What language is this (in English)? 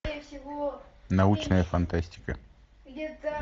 Russian